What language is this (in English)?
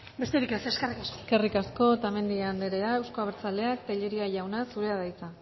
Basque